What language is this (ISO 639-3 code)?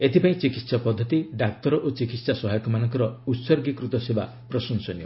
ori